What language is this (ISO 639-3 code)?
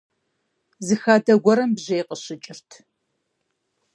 kbd